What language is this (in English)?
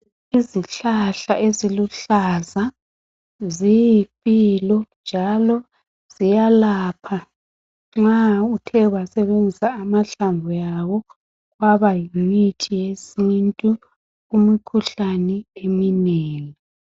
North Ndebele